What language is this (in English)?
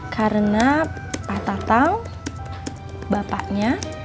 Indonesian